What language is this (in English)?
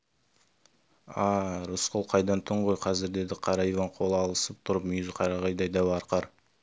Kazakh